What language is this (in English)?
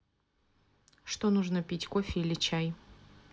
Russian